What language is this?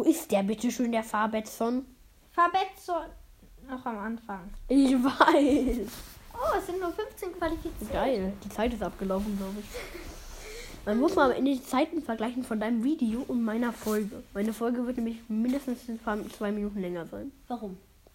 German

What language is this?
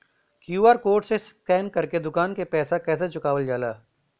Bhojpuri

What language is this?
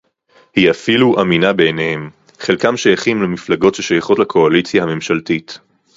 Hebrew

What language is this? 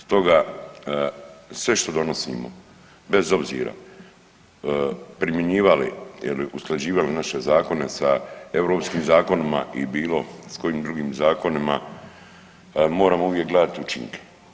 Croatian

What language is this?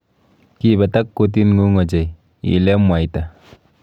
Kalenjin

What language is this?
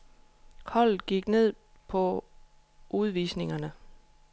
Danish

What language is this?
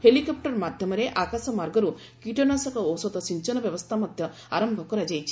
Odia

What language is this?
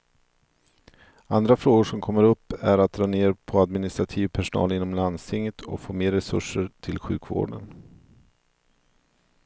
Swedish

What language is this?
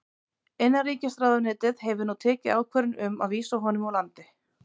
Icelandic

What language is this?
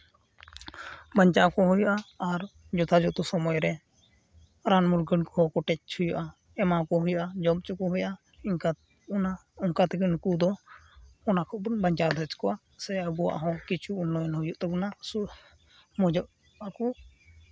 Santali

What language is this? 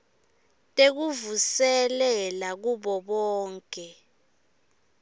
Swati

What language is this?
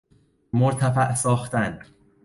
Persian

